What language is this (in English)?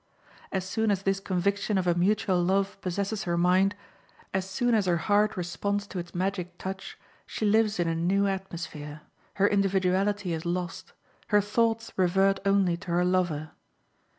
English